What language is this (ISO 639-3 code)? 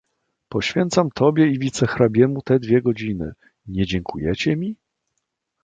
pol